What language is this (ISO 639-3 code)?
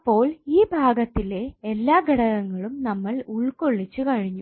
mal